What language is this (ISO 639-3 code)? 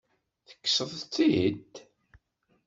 kab